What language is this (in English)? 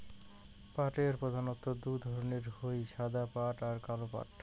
Bangla